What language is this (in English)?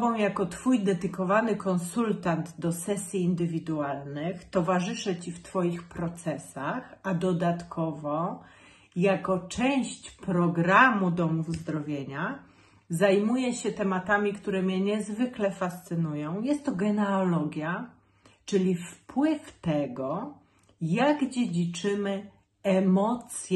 Polish